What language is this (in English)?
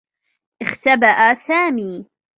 Arabic